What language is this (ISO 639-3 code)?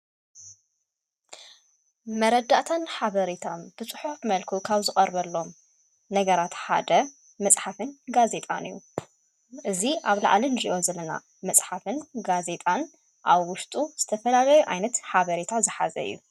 tir